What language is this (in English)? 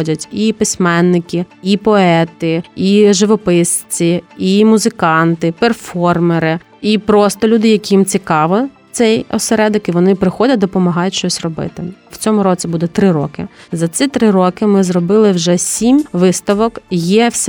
Ukrainian